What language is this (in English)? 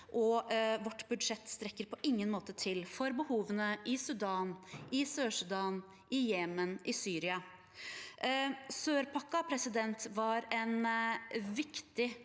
Norwegian